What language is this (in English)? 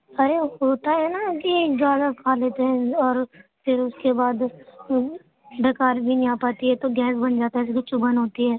Urdu